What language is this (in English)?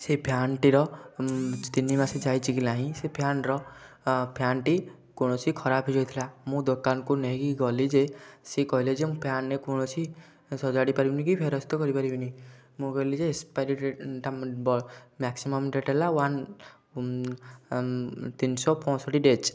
Odia